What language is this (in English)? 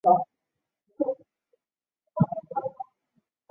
Chinese